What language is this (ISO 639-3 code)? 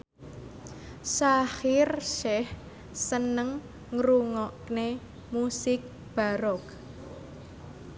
jav